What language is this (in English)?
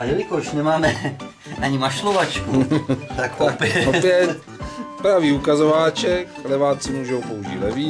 Czech